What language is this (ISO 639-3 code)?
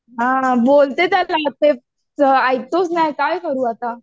mar